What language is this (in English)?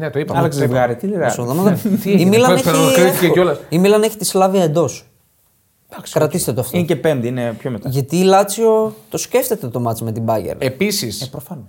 Greek